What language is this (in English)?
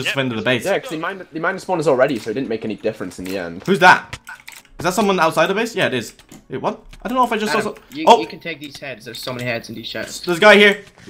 English